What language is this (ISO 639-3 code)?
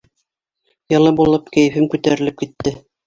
bak